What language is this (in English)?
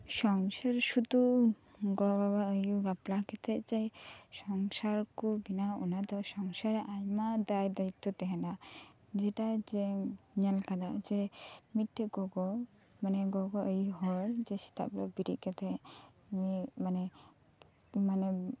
Santali